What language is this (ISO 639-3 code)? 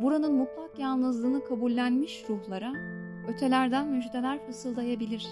tur